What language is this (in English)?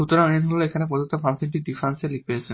Bangla